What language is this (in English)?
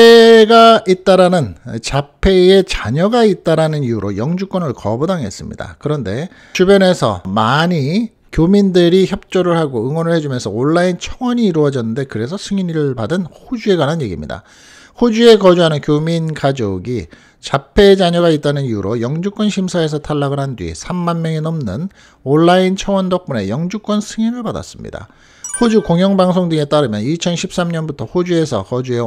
Korean